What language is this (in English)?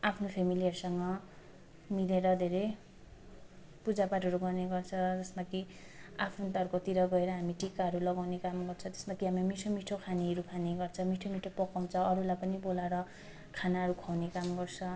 Nepali